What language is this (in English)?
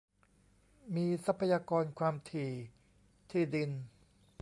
Thai